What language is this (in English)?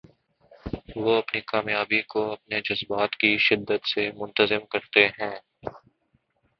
Urdu